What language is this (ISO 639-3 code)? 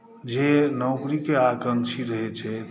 mai